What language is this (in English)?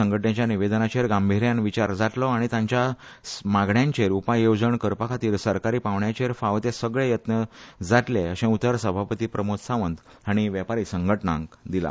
Konkani